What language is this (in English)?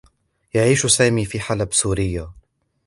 Arabic